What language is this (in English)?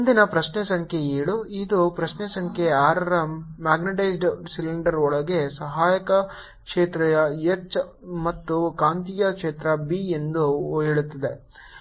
Kannada